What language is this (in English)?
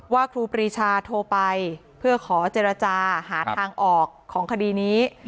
Thai